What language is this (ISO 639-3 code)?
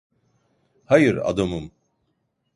tur